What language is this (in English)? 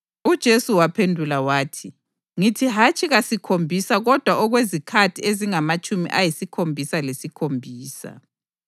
North Ndebele